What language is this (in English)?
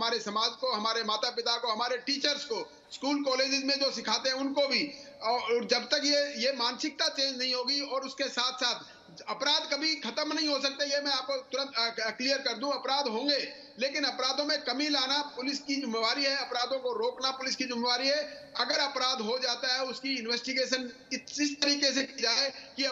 Hindi